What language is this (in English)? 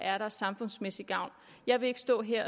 Danish